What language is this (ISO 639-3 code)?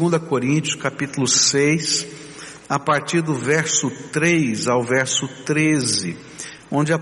por